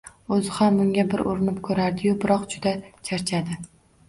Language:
Uzbek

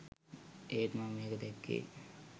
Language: Sinhala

